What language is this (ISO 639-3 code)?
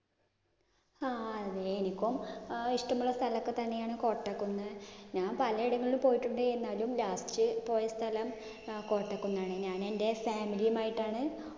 mal